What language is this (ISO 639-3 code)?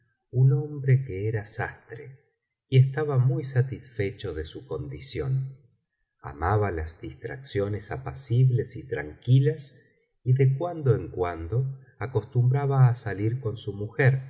spa